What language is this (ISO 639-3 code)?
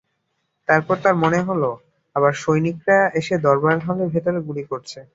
ben